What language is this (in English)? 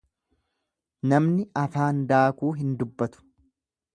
Oromo